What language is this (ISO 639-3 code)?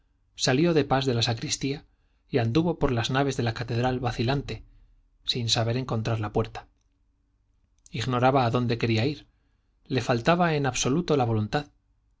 spa